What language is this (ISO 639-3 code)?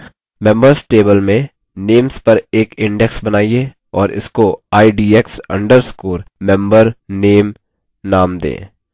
hin